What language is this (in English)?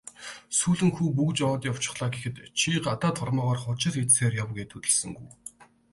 Mongolian